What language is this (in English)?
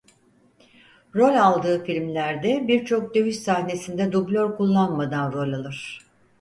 Turkish